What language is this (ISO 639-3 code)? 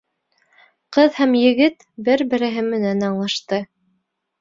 bak